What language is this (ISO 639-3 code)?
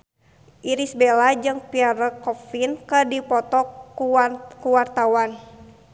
sun